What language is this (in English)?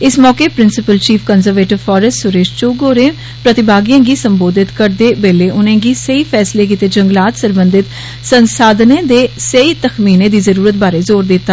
Dogri